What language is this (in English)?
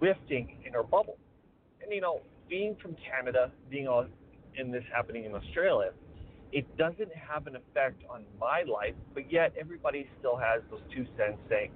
English